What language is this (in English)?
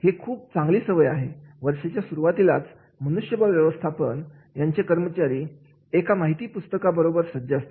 Marathi